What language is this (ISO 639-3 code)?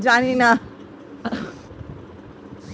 ben